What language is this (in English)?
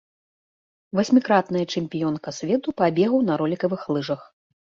Belarusian